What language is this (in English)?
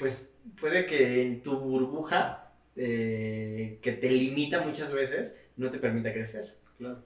Spanish